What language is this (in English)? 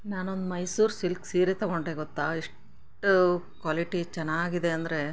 Kannada